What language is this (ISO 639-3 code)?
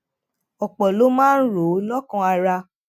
yor